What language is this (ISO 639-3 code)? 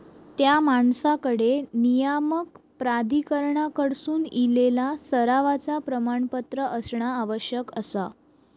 mar